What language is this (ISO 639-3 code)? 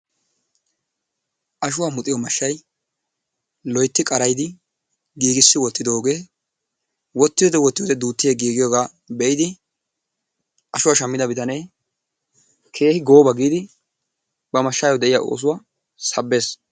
wal